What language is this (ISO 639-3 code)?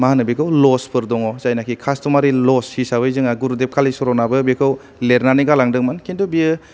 brx